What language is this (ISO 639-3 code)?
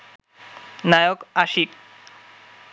ben